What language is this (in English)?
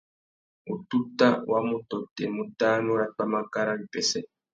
Tuki